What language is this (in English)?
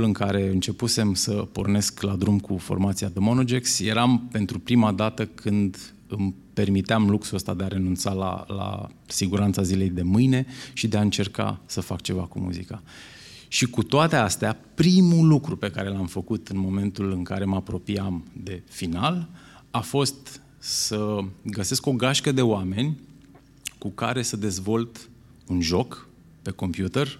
Romanian